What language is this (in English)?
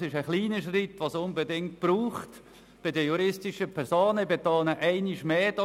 Swiss German